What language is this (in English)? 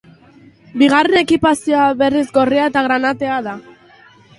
Basque